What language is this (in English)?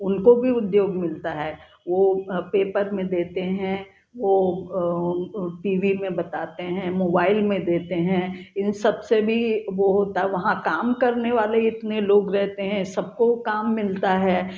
Hindi